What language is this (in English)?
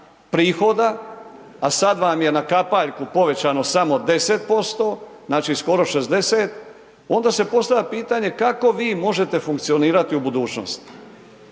Croatian